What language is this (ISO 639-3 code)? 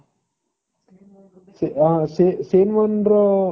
ori